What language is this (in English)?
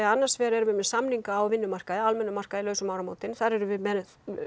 Icelandic